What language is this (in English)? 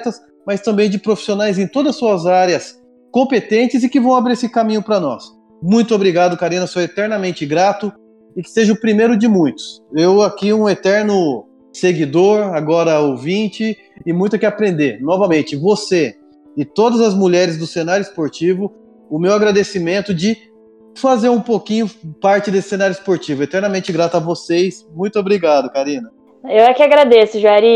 Portuguese